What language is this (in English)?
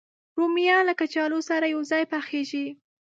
Pashto